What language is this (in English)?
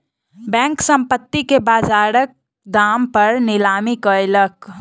Maithili